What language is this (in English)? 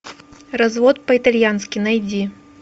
Russian